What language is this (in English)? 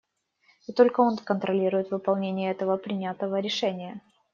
Russian